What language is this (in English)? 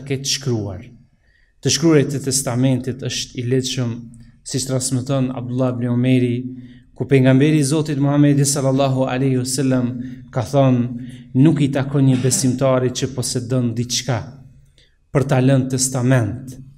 Romanian